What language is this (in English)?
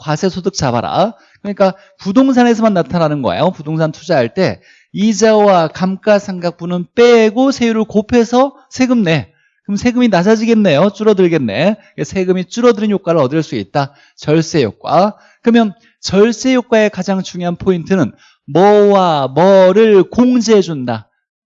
Korean